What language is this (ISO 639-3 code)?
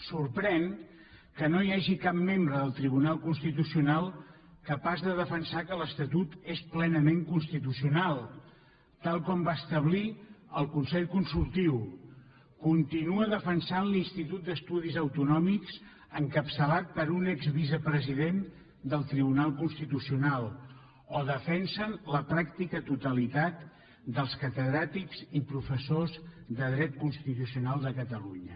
cat